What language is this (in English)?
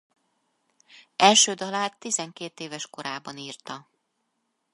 Hungarian